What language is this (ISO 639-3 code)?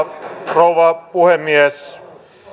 fin